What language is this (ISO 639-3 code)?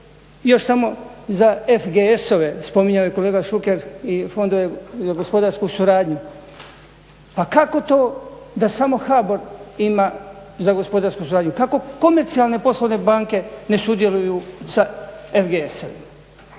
hrv